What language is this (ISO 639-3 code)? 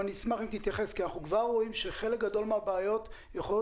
heb